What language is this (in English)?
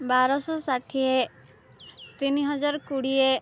Odia